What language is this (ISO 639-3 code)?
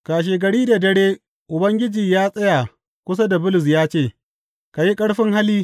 hau